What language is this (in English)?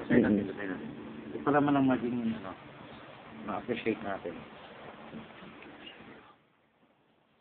Filipino